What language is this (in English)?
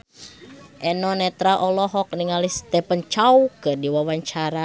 Sundanese